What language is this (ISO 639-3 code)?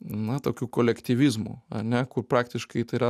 lit